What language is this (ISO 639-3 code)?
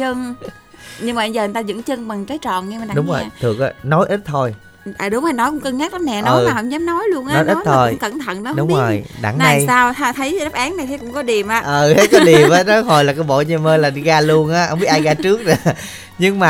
vie